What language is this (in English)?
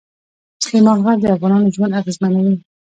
Pashto